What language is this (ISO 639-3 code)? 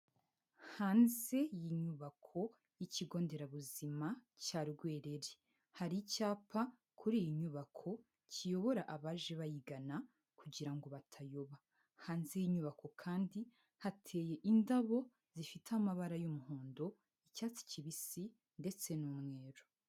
kin